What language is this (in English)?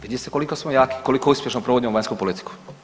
Croatian